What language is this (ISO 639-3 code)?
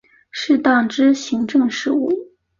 zho